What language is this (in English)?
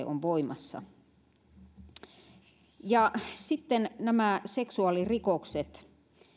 Finnish